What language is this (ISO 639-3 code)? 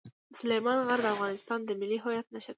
pus